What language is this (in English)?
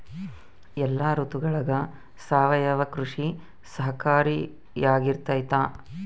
Kannada